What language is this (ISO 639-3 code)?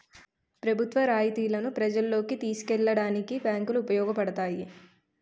tel